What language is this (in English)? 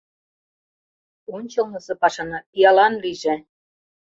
Mari